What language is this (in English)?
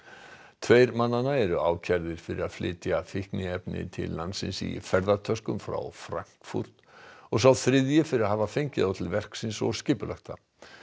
Icelandic